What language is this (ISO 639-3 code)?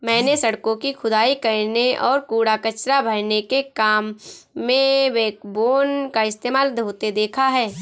hin